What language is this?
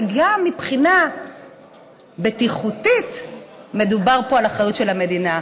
Hebrew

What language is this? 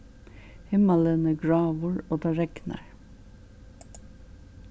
Faroese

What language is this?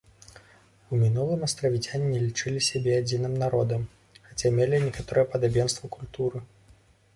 Belarusian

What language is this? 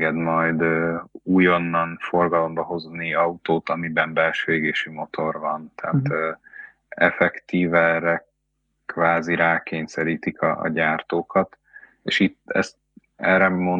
Hungarian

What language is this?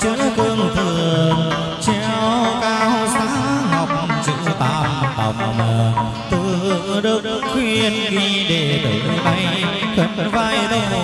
Vietnamese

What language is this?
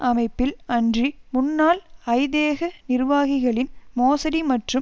Tamil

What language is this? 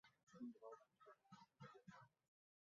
Chinese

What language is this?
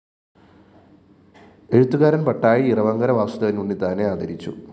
Malayalam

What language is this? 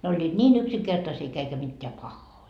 Finnish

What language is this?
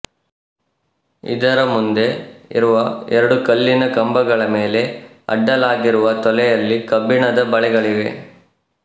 Kannada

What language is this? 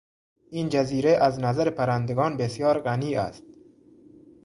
Persian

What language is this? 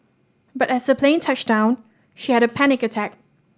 English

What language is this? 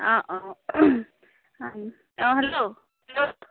Assamese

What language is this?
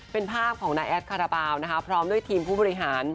Thai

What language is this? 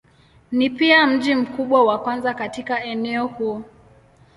Swahili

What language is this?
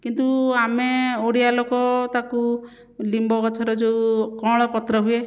Odia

